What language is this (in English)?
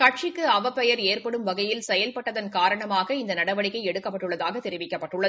Tamil